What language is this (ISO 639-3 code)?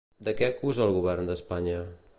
cat